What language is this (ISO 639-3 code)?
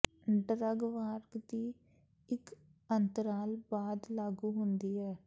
pan